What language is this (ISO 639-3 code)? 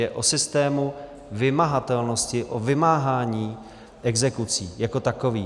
ces